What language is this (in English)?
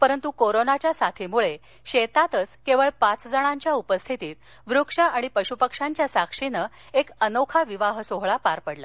Marathi